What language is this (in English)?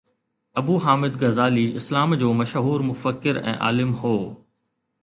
Sindhi